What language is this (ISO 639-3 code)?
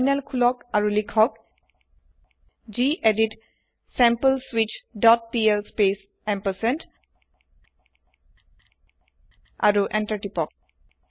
asm